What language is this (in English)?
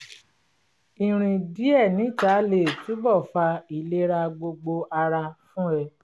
Yoruba